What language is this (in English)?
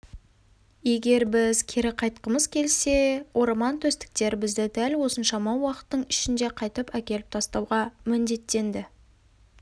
Kazakh